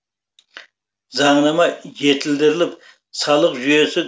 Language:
Kazakh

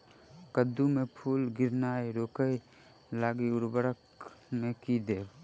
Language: Maithili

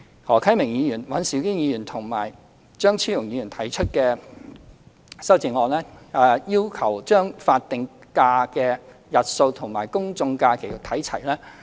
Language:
Cantonese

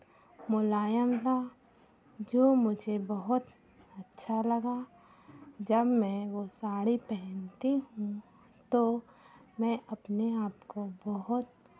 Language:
Hindi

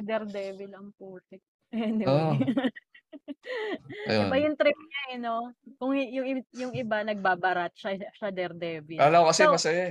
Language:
Filipino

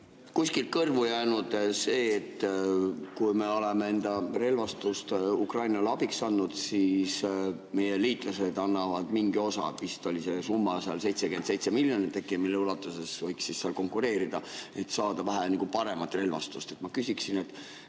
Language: Estonian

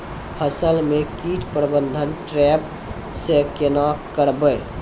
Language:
Maithili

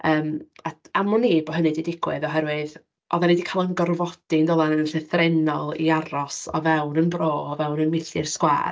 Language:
Welsh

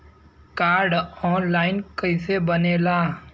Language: Bhojpuri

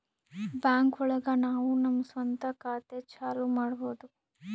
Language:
Kannada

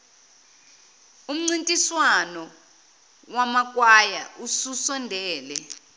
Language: Zulu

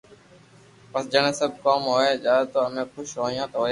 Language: Loarki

